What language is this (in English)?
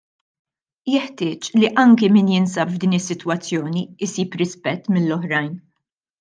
Maltese